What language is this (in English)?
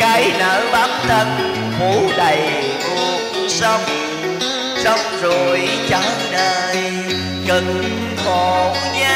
Vietnamese